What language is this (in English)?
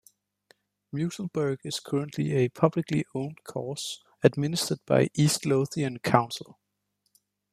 English